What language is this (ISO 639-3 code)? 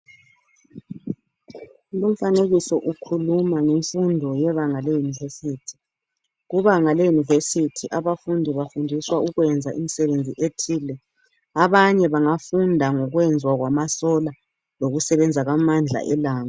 nde